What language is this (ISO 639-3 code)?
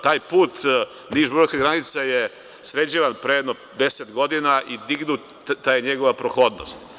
srp